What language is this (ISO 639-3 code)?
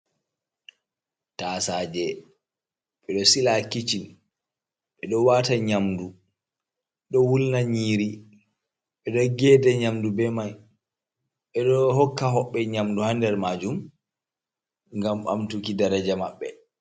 ful